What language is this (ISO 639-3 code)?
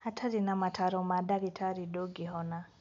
kik